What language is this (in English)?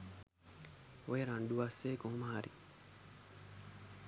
Sinhala